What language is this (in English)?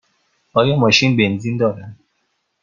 Persian